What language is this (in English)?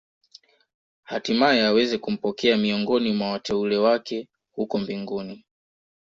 Swahili